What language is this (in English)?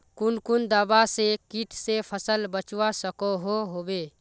Magahi